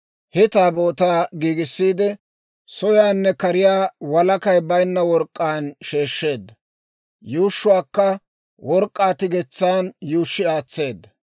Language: Dawro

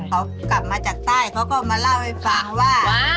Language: Thai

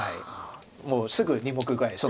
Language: Japanese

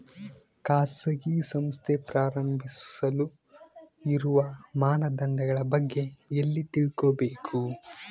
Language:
Kannada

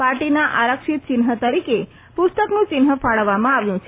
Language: Gujarati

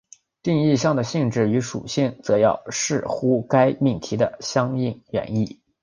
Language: Chinese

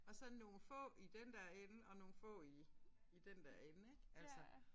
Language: Danish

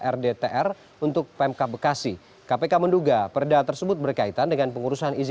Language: Indonesian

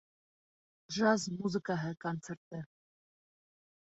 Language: Bashkir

